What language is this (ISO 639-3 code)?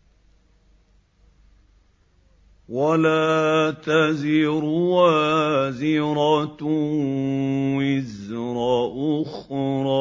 ara